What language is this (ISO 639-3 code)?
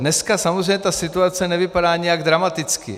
ces